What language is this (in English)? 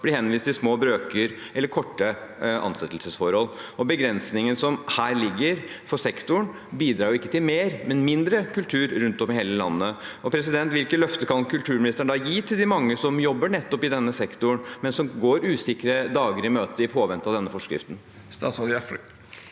Norwegian